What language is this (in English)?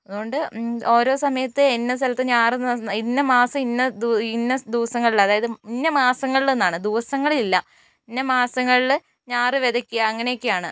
Malayalam